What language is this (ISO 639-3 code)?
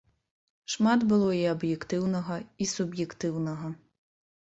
bel